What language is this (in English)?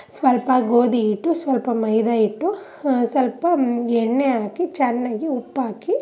Kannada